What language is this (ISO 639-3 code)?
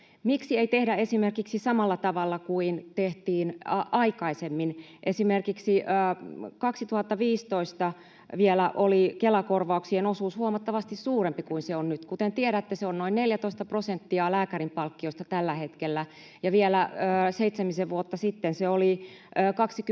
fin